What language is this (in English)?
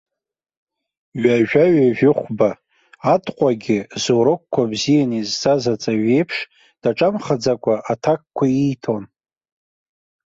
Abkhazian